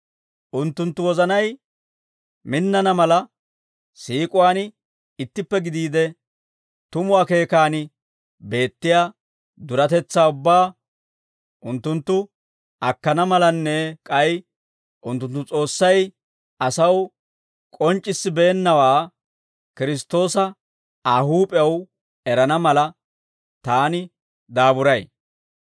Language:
Dawro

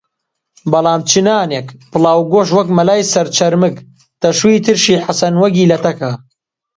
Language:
Central Kurdish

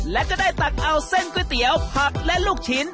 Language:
Thai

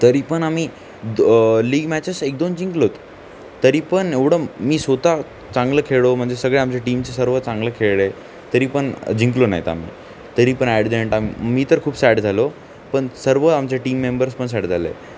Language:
Marathi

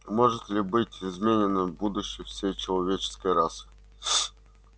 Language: Russian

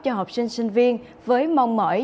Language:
Vietnamese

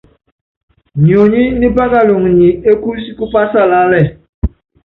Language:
Yangben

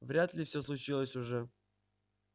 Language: Russian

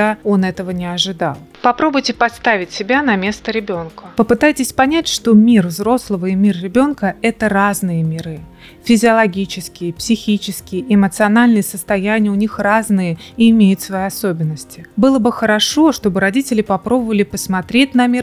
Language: Russian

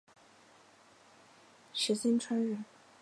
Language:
Chinese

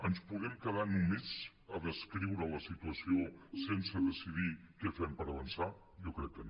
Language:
Catalan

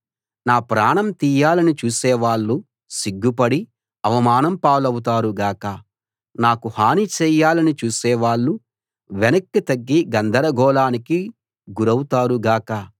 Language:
Telugu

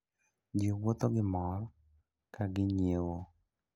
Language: Luo (Kenya and Tanzania)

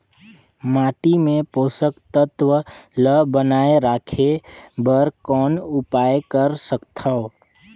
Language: Chhattisgarhi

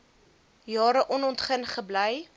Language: Afrikaans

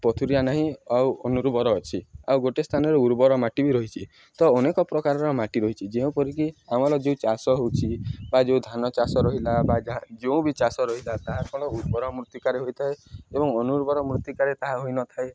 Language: Odia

